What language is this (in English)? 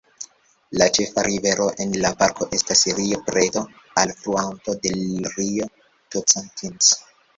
Esperanto